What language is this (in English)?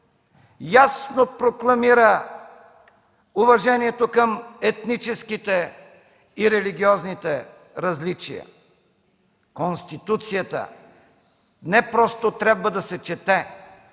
Bulgarian